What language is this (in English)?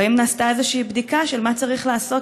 Hebrew